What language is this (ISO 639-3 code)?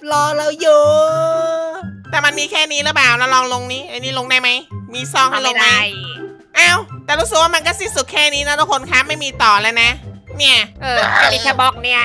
tha